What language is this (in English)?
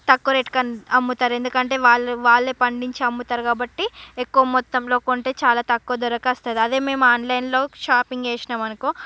Telugu